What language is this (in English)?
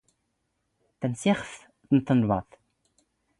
Standard Moroccan Tamazight